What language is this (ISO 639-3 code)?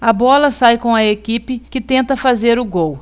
por